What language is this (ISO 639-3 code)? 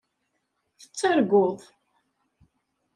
kab